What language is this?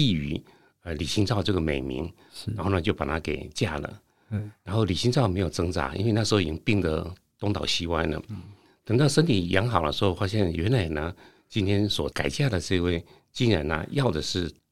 Chinese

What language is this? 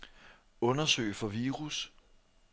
Danish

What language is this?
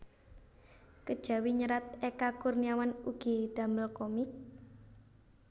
Javanese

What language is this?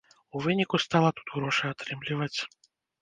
Belarusian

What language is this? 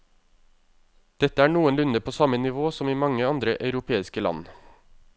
Norwegian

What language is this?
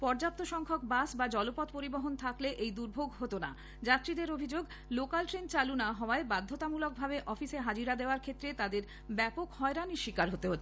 Bangla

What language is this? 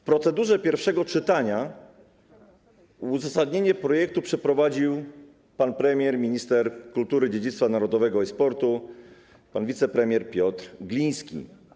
Polish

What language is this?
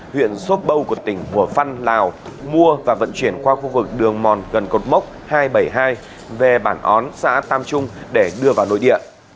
Vietnamese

